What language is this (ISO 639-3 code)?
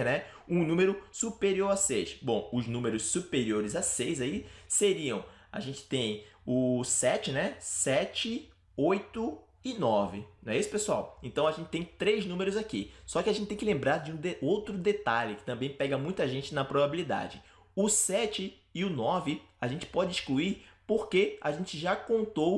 por